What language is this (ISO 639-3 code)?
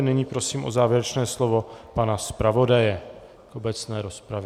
ces